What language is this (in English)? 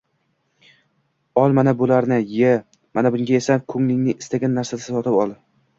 Uzbek